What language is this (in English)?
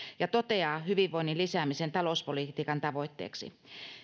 Finnish